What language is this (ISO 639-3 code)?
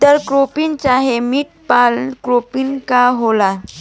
bho